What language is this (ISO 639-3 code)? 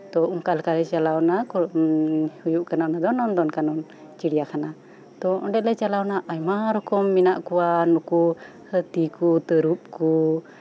sat